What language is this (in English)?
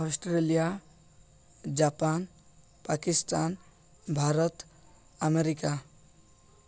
Odia